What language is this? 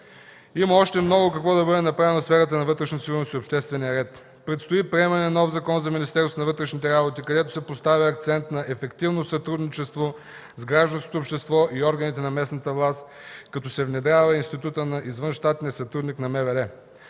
Bulgarian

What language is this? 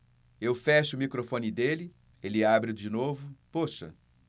Portuguese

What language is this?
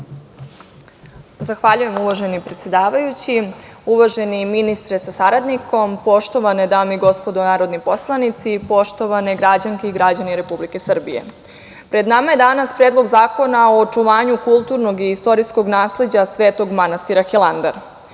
Serbian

